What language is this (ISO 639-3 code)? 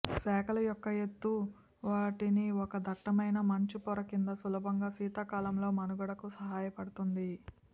tel